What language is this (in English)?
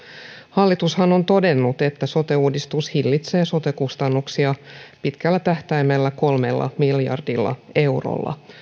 Finnish